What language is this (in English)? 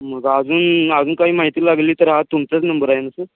Marathi